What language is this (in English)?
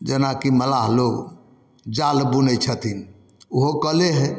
Maithili